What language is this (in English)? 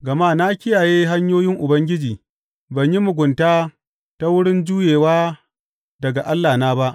Hausa